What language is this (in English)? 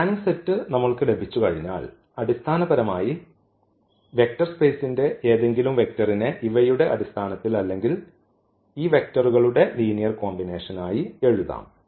Malayalam